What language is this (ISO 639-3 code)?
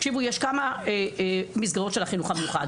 heb